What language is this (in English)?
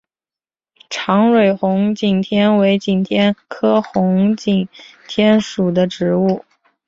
Chinese